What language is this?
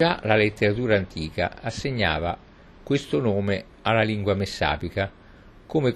Italian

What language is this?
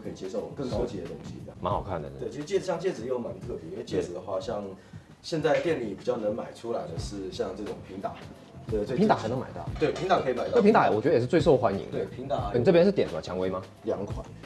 Chinese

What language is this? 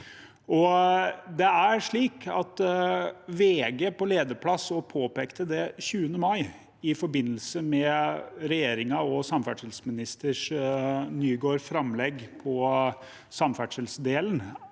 Norwegian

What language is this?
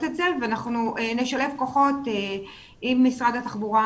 Hebrew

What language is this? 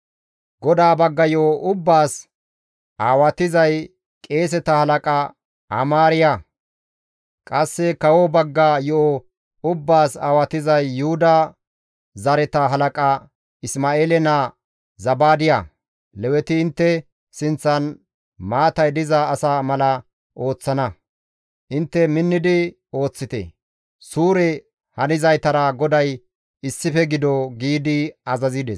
Gamo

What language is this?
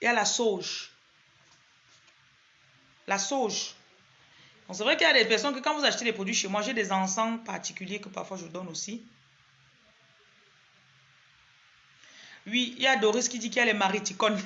French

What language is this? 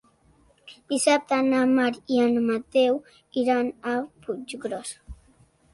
Catalan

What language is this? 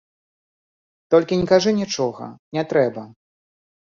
Belarusian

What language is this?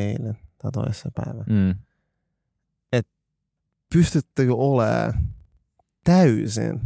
Finnish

